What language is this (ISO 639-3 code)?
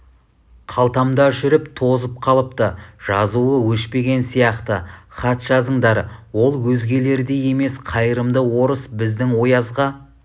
kaz